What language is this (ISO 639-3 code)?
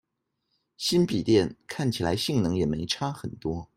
zho